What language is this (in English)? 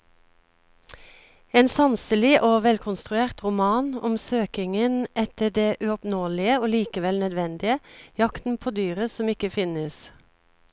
Norwegian